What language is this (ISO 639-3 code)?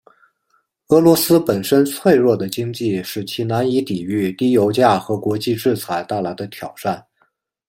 zho